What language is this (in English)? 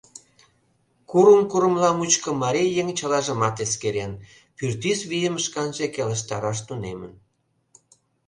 Mari